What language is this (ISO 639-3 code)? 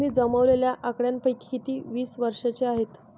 mar